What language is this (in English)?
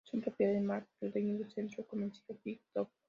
Spanish